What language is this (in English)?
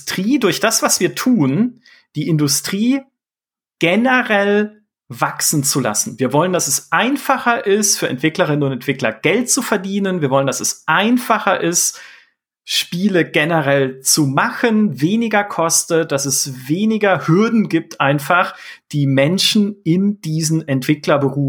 German